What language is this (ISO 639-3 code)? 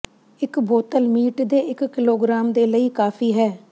pan